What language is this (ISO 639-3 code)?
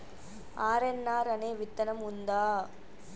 tel